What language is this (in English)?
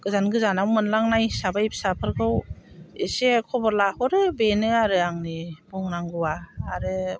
Bodo